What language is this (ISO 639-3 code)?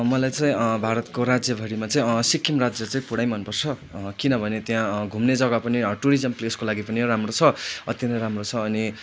nep